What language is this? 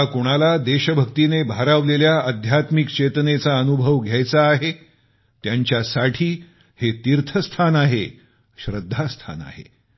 Marathi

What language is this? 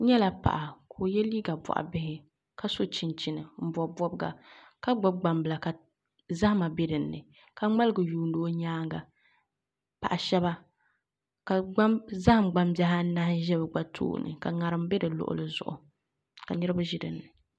Dagbani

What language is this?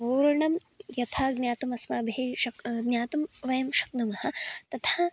Sanskrit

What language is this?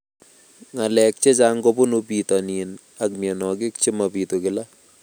Kalenjin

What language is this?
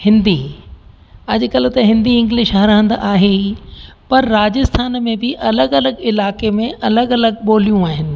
Sindhi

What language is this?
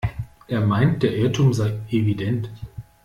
German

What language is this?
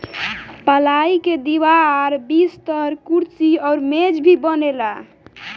Bhojpuri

